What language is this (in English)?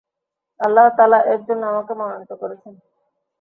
Bangla